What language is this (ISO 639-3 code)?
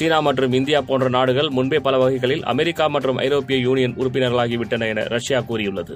tam